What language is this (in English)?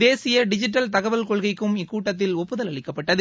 Tamil